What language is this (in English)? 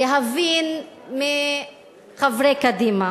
Hebrew